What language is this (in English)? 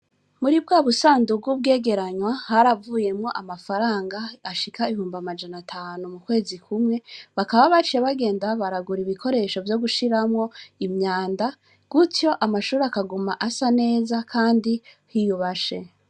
Rundi